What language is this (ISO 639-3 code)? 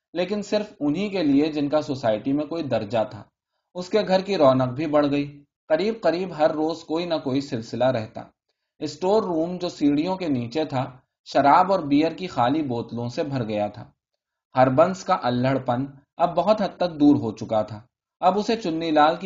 urd